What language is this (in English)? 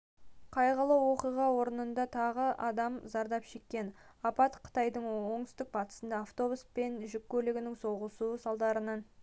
Kazakh